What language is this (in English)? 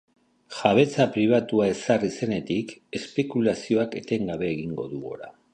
Basque